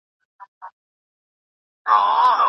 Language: Pashto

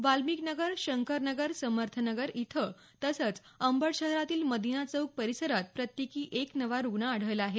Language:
Marathi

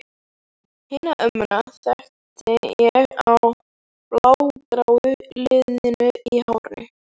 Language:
Icelandic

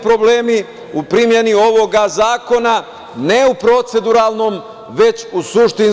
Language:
Serbian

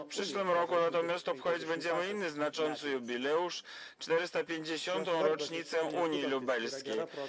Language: Polish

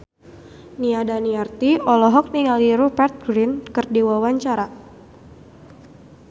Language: Sundanese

